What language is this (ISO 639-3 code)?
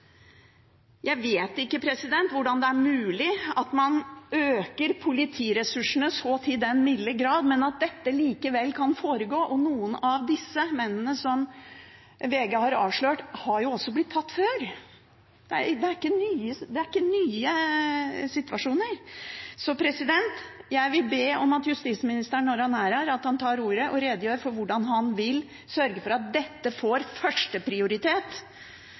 nob